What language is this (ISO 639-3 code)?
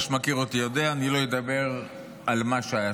heb